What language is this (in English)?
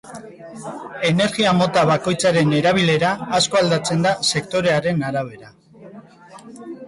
Basque